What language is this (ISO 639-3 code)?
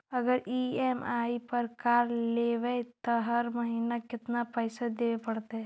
mag